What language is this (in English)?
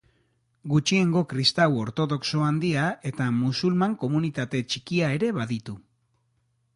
Basque